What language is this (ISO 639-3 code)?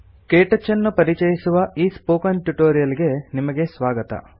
kan